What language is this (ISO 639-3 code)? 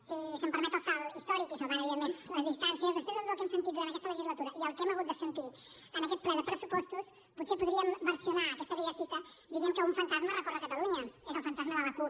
cat